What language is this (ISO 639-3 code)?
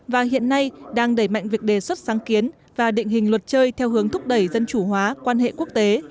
vie